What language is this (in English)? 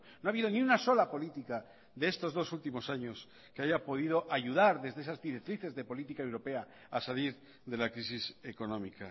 Spanish